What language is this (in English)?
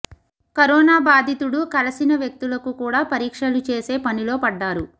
Telugu